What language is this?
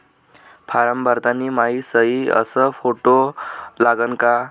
Marathi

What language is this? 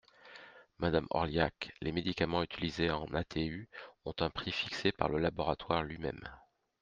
French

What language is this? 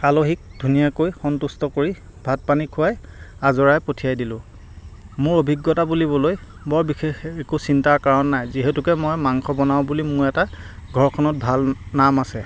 Assamese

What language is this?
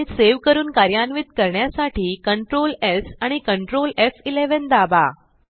Marathi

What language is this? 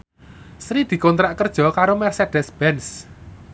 Javanese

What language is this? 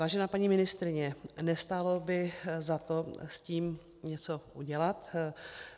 Czech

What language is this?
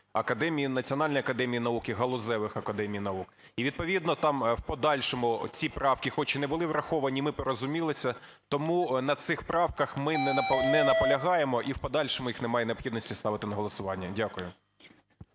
Ukrainian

